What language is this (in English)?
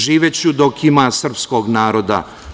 Serbian